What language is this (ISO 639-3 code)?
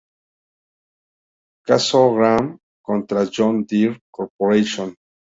spa